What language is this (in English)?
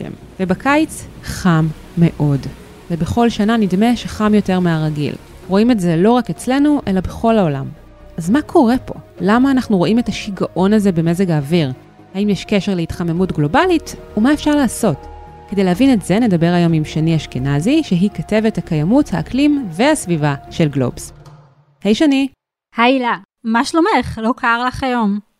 Hebrew